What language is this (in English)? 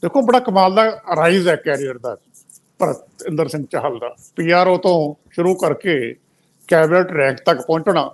Hindi